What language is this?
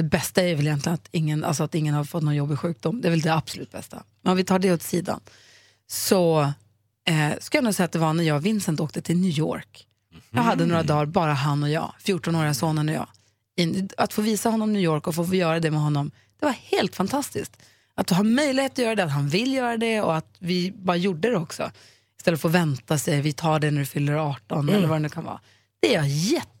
Swedish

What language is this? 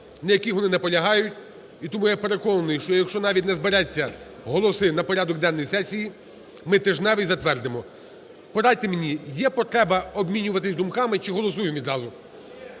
Ukrainian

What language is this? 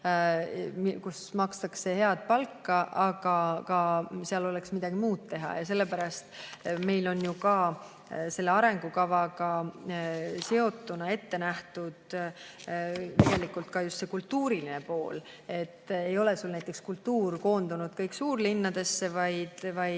Estonian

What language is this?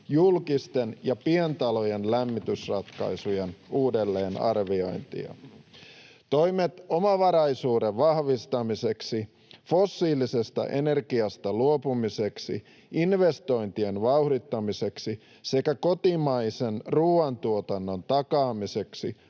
Finnish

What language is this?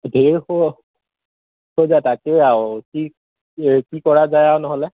Assamese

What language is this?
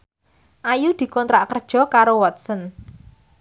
Javanese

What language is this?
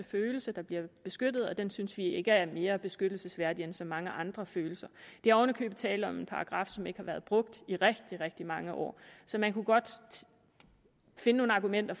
Danish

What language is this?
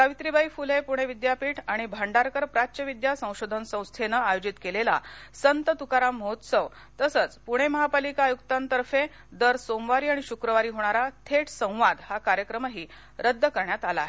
Marathi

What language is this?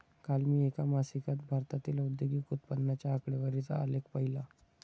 Marathi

